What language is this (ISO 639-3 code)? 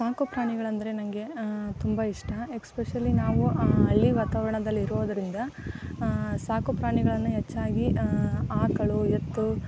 kan